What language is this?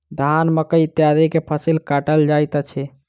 Maithili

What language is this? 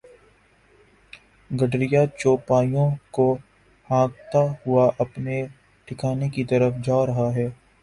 Urdu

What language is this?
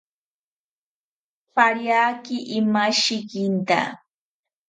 South Ucayali Ashéninka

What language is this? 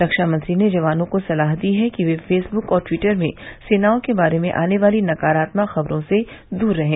Hindi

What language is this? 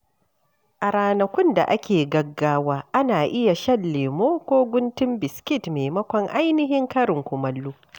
Hausa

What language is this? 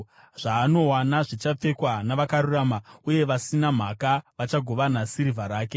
Shona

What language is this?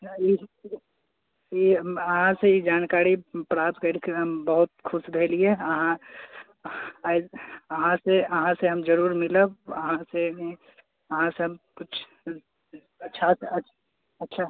Maithili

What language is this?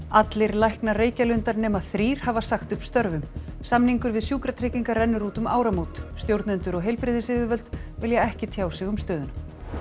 Icelandic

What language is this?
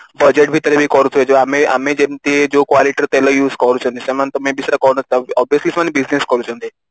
Odia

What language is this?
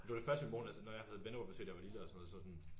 Danish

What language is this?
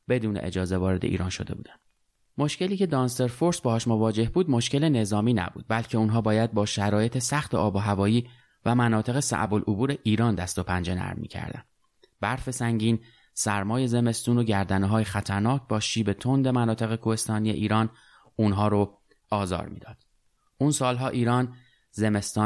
Persian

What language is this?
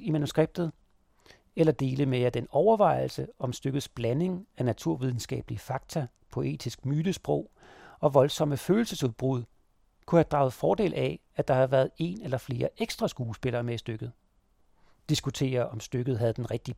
Danish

